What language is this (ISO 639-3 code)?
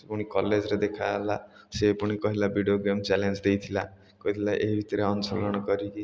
ori